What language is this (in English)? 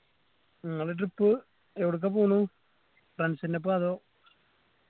Malayalam